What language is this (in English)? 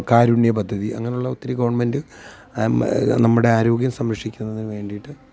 Malayalam